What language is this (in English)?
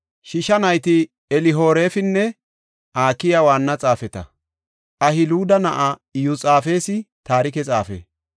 Gofa